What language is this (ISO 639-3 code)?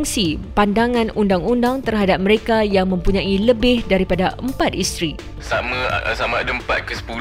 msa